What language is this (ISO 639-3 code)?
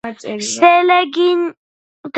kat